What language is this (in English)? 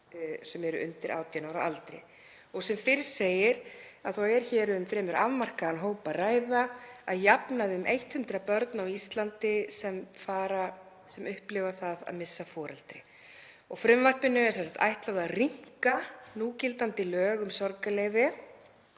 Icelandic